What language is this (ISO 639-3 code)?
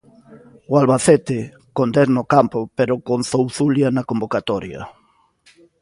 glg